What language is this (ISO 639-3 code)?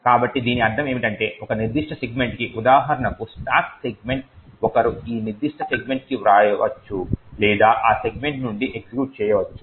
tel